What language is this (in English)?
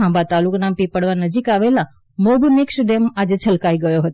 Gujarati